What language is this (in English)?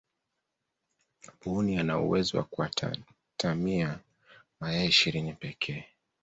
Swahili